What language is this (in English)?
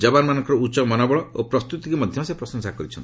Odia